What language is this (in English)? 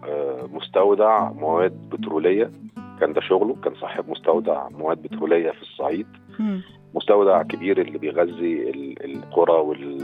Arabic